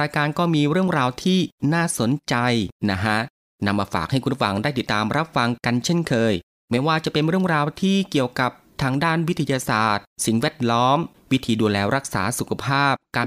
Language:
Thai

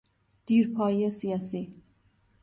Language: Persian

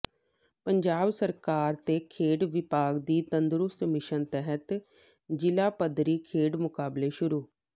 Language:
Punjabi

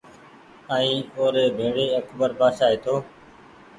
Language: Goaria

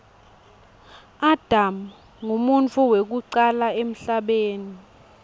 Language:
Swati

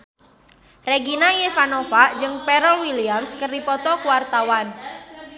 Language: Sundanese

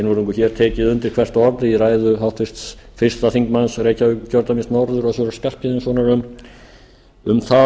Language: Icelandic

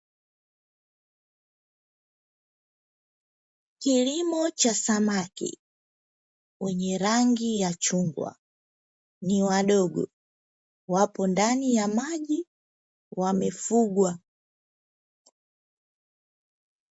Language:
Swahili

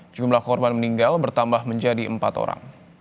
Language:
Indonesian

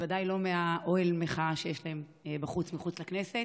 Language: Hebrew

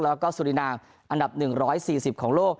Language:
Thai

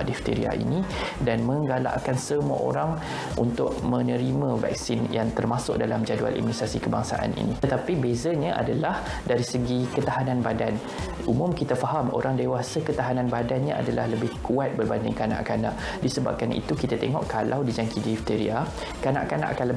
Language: Malay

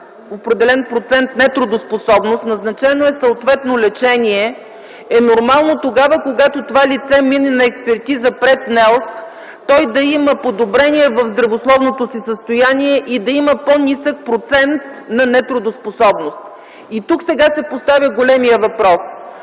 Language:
Bulgarian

